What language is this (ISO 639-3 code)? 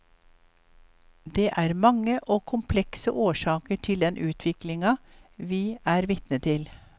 nor